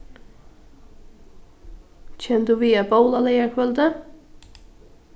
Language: Faroese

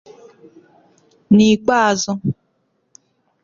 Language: Igbo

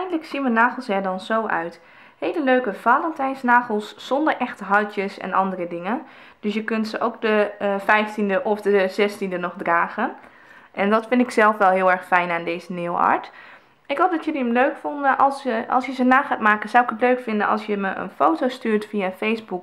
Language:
Dutch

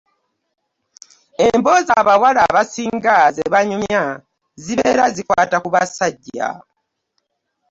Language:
Ganda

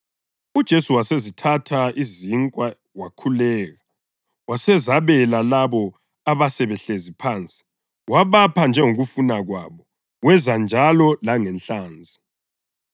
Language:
North Ndebele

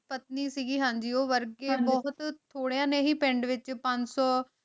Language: Punjabi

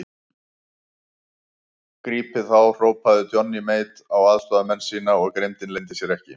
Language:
Icelandic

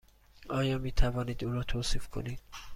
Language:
Persian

